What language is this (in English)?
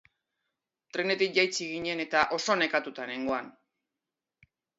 Basque